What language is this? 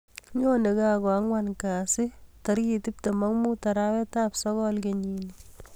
Kalenjin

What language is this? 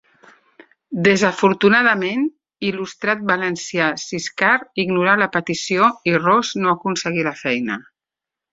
Catalan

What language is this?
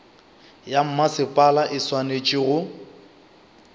Northern Sotho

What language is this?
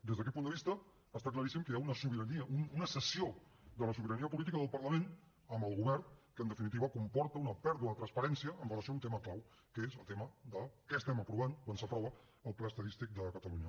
Catalan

